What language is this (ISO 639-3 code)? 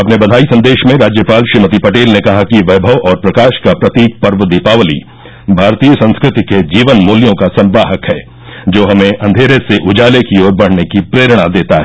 hin